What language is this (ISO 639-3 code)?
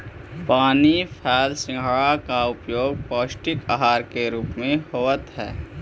mag